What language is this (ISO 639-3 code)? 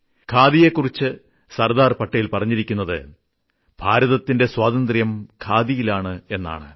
mal